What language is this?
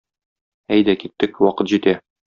Tatar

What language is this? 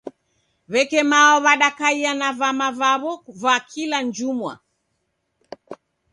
Taita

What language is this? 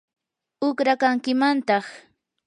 Yanahuanca Pasco Quechua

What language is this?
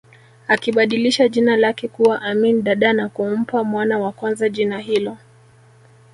Swahili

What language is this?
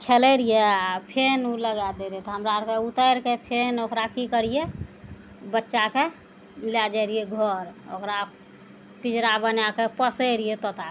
Maithili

